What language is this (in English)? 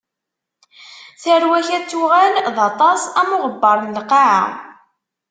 Kabyle